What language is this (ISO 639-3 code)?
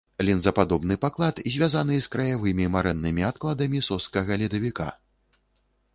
bel